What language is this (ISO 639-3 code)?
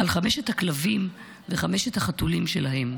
heb